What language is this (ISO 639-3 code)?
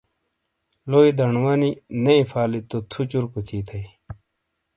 scl